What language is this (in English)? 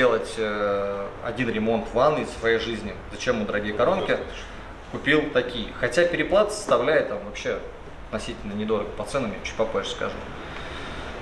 Russian